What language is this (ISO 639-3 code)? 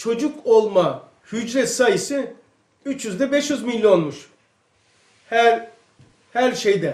tur